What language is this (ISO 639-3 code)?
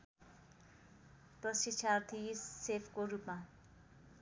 nep